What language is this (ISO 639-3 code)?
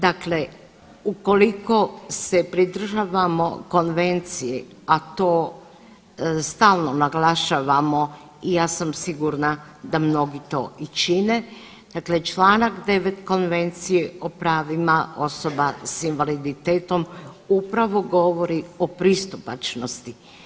hrv